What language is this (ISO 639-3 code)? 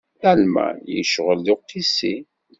kab